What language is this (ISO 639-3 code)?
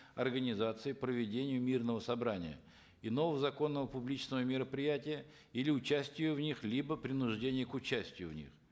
kaz